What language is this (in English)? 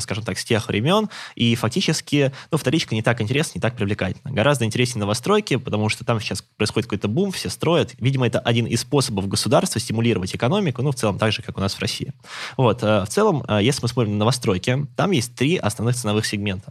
Russian